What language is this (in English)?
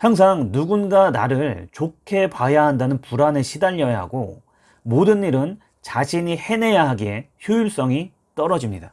Korean